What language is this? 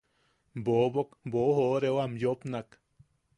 Yaqui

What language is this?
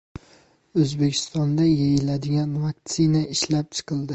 Uzbek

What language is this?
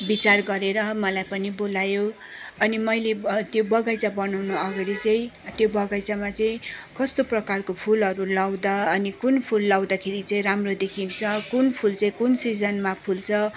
Nepali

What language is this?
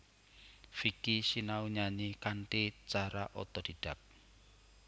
Javanese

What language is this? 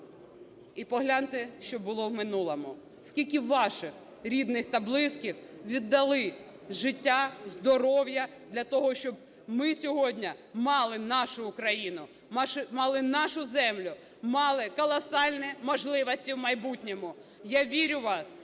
Ukrainian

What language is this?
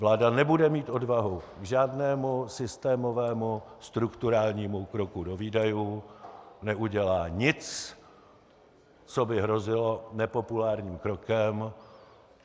Czech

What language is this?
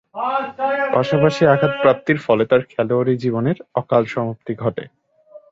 Bangla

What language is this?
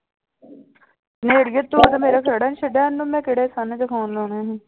Punjabi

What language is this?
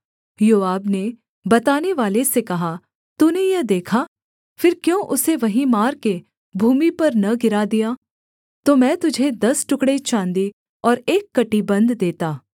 Hindi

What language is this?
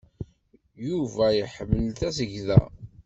Kabyle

